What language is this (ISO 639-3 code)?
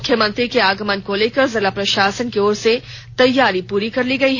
hin